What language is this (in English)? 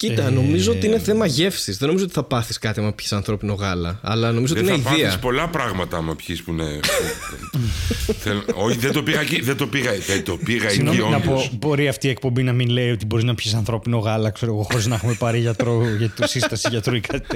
Greek